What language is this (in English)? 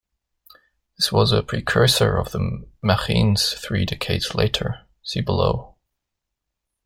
English